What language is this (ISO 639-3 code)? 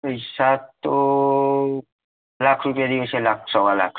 guj